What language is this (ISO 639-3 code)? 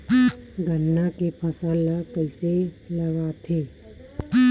hne